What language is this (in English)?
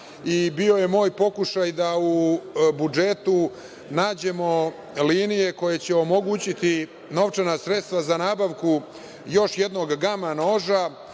Serbian